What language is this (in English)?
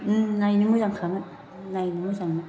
Bodo